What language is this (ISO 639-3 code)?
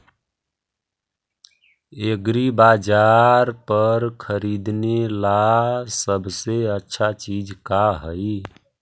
mag